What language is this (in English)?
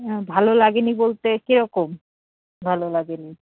Bangla